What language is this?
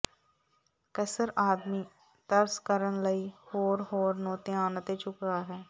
Punjabi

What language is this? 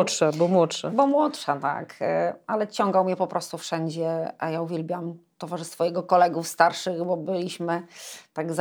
Polish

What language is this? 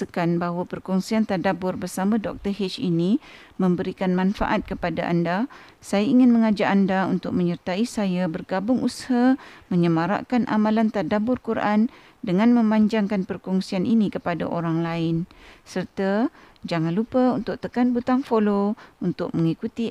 Malay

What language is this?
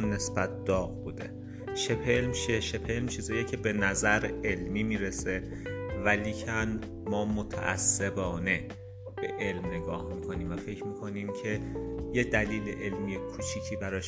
Persian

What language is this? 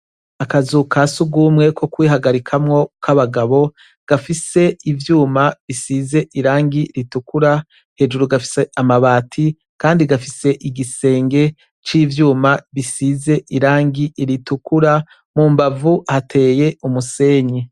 Rundi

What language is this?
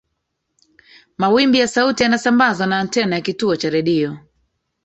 Swahili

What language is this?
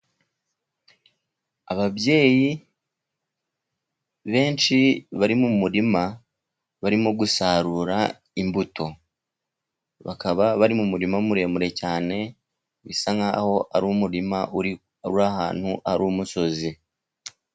Kinyarwanda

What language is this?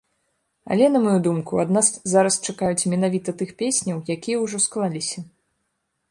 Belarusian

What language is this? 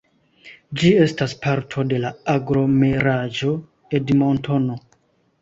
Esperanto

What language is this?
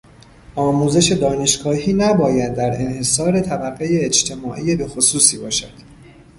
Persian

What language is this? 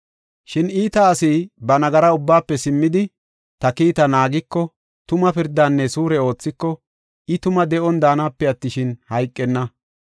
Gofa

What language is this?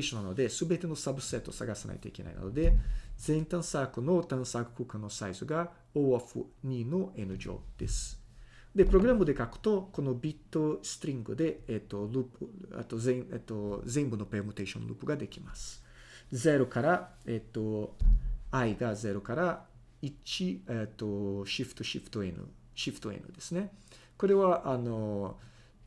Japanese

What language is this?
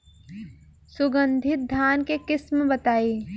Bhojpuri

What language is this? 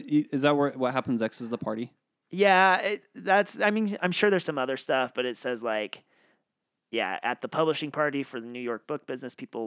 English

